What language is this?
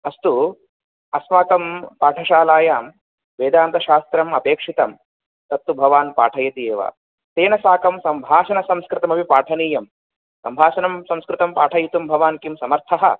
Sanskrit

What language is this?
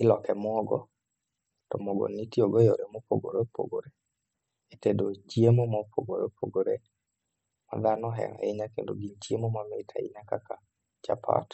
Luo (Kenya and Tanzania)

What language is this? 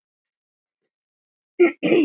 Icelandic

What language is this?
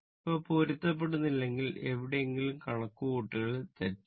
Malayalam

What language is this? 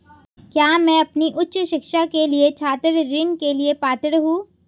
Hindi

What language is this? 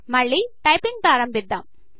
Telugu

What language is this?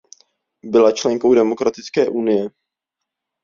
Czech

